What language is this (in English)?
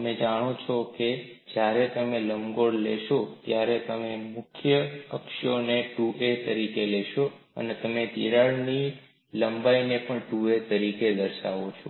Gujarati